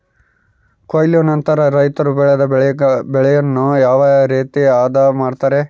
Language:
Kannada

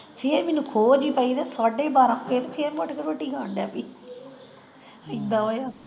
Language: Punjabi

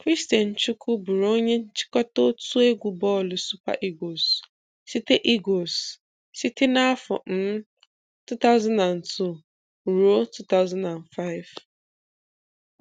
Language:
Igbo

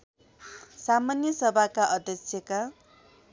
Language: Nepali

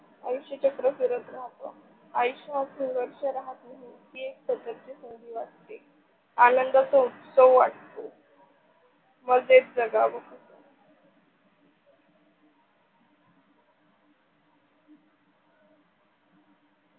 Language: Marathi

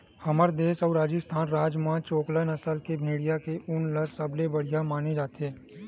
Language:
Chhattisgarhi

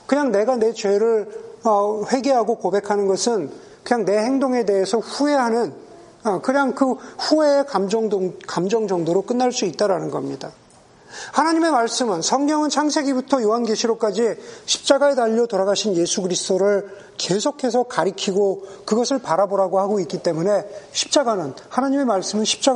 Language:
Korean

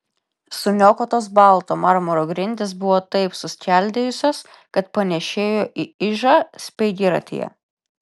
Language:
Lithuanian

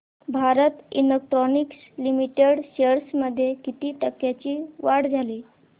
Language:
Marathi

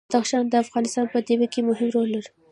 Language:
Pashto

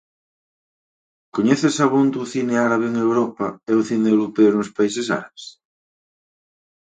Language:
Galician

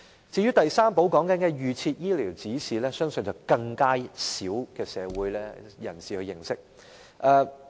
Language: Cantonese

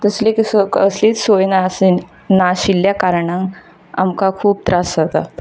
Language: Konkani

